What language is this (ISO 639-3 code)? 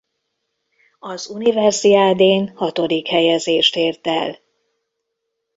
hun